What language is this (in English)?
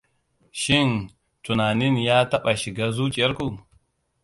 Hausa